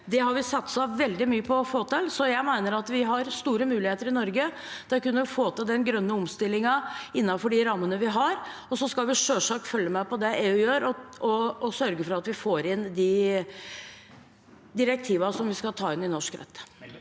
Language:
Norwegian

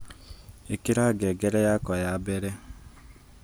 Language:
Kikuyu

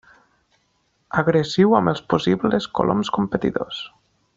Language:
Catalan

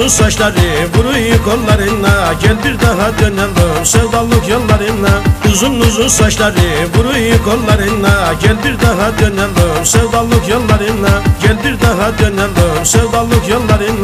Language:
Turkish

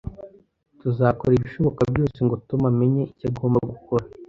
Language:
Kinyarwanda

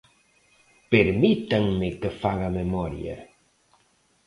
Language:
Galician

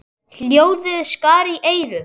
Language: Icelandic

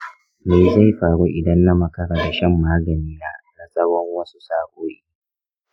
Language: Hausa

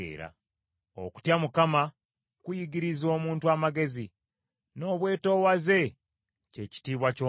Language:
Ganda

